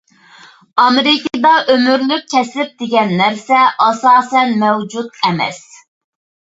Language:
Uyghur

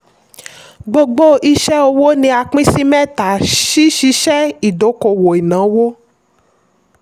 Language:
Yoruba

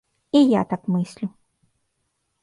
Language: Belarusian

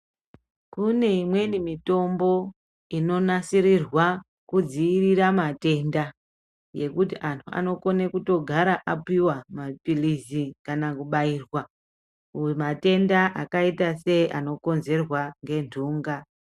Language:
Ndau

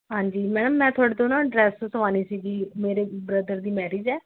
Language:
Punjabi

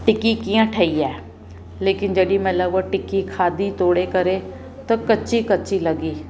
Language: Sindhi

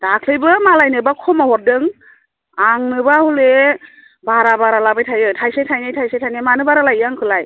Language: Bodo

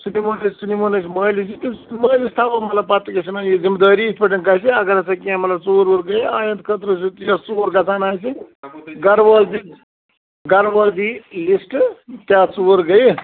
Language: Kashmiri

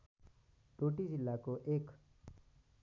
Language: Nepali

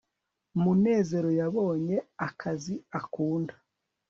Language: Kinyarwanda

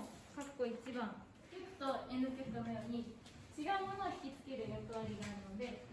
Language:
Japanese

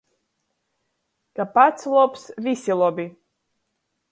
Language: Latgalian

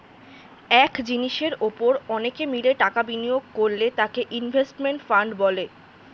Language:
Bangla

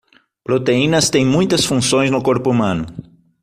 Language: Portuguese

